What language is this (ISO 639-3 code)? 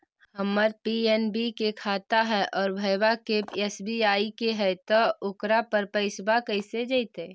mag